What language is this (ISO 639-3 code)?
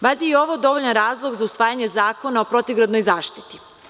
srp